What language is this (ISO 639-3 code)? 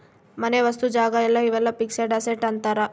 kan